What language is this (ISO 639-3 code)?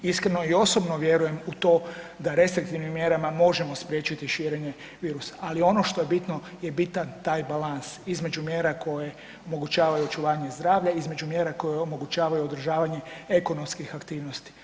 hrv